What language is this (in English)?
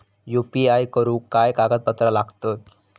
Marathi